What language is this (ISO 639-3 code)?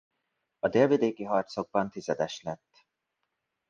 hun